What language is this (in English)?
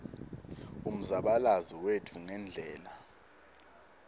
Swati